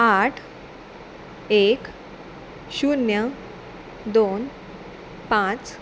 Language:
Konkani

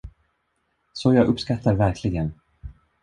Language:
Swedish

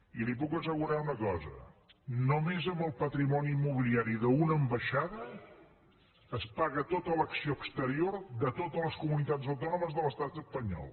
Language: Catalan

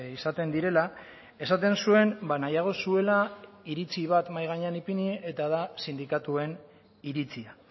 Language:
Basque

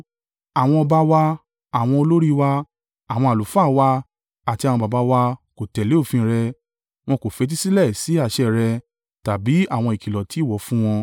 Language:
Yoruba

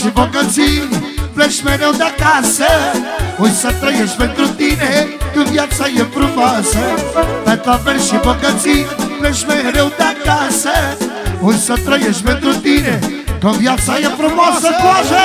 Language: Romanian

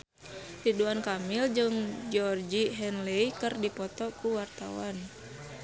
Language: Sundanese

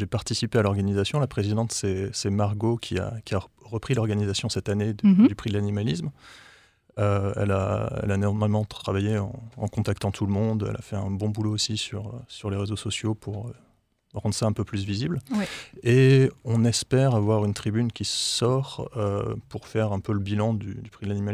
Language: French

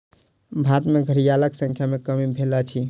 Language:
Maithili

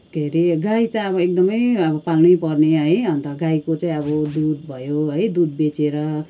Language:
Nepali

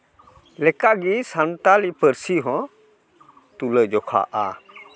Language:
Santali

